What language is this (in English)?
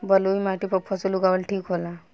Bhojpuri